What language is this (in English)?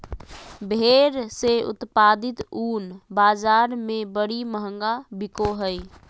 Magahi